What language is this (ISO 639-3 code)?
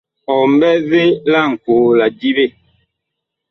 bkh